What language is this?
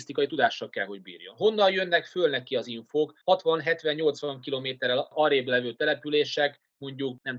Hungarian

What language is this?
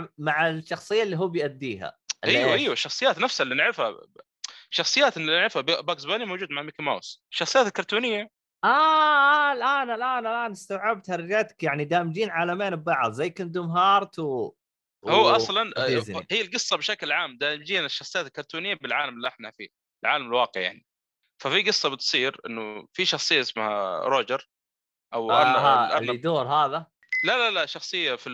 Arabic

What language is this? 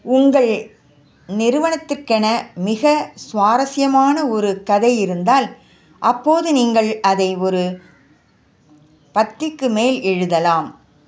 Tamil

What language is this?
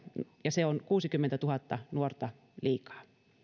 Finnish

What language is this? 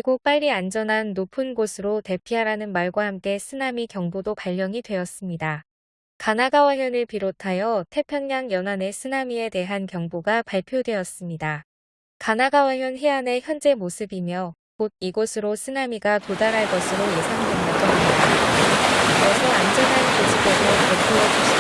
Korean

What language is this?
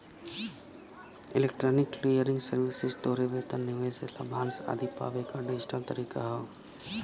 Bhojpuri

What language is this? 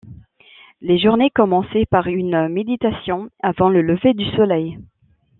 French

